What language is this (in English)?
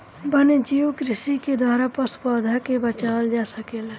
Bhojpuri